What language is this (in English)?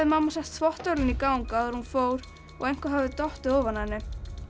Icelandic